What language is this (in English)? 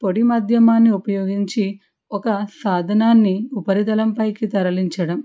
Telugu